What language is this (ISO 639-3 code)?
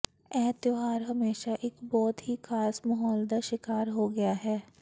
pan